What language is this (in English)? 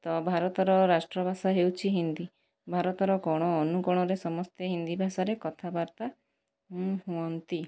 Odia